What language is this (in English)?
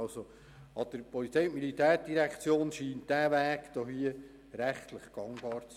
Swiss German